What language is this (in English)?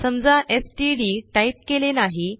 Marathi